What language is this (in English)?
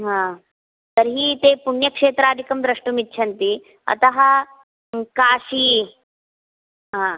Sanskrit